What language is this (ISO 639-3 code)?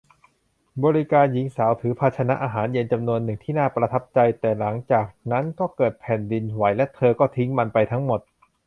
tha